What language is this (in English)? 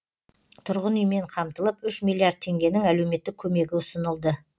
Kazakh